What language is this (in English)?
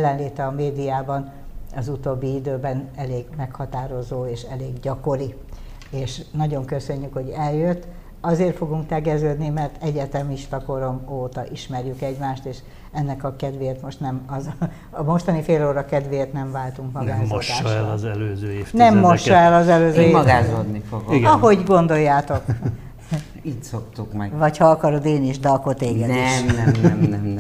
Hungarian